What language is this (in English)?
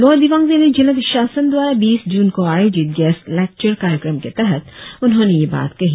Hindi